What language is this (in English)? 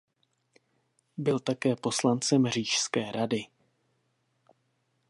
Czech